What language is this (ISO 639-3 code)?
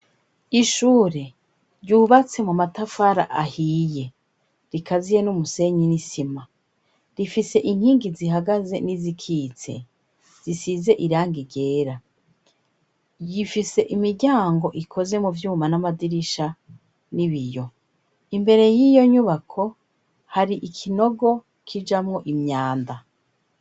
run